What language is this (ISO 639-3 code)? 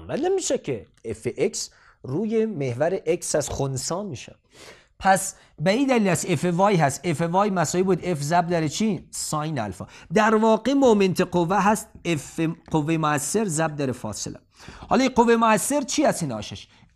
fas